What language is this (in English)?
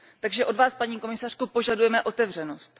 Czech